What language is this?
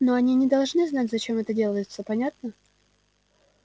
Russian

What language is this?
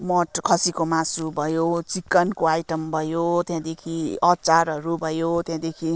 Nepali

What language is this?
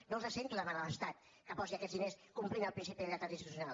Catalan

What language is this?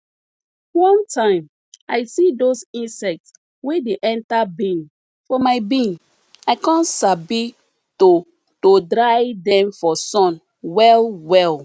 Nigerian Pidgin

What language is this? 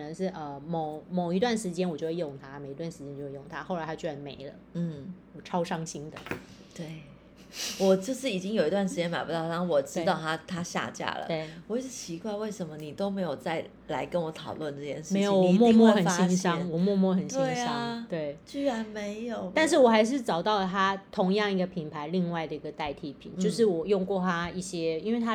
Chinese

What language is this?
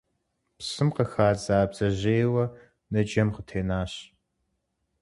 Kabardian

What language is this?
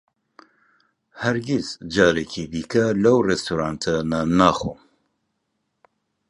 Central Kurdish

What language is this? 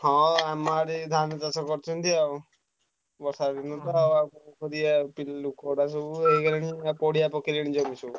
Odia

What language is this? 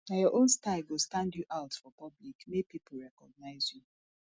Nigerian Pidgin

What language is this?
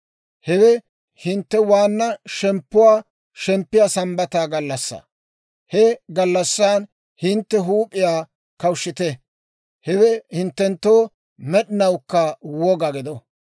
Dawro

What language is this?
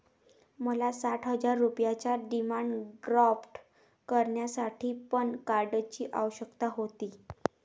Marathi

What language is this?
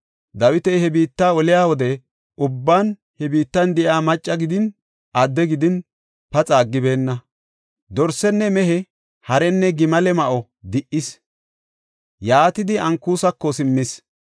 Gofa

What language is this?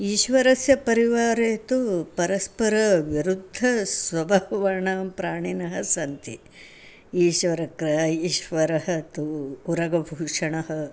Sanskrit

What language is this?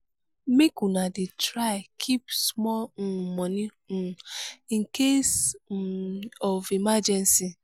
Nigerian Pidgin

